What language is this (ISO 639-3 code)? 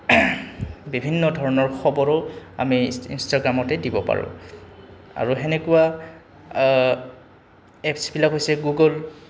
asm